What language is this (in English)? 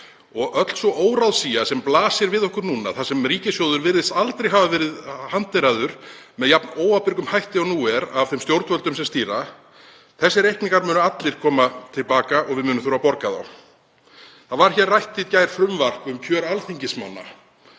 Icelandic